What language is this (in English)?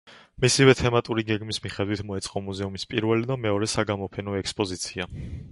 Georgian